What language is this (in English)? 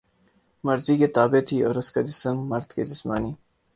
Urdu